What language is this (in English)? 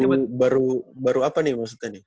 Indonesian